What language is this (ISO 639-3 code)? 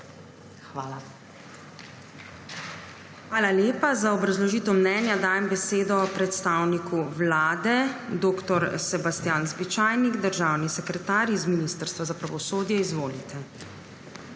slv